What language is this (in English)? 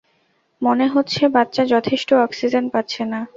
Bangla